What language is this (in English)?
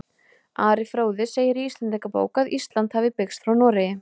Icelandic